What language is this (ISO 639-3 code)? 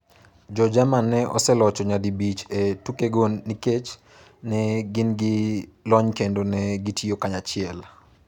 luo